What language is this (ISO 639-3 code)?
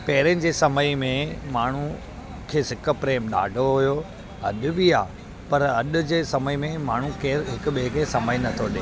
snd